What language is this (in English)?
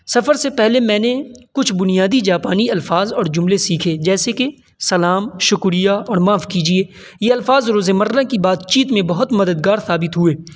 Urdu